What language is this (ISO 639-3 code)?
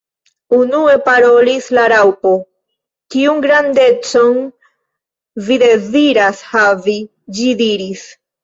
epo